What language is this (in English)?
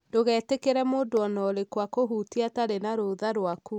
Kikuyu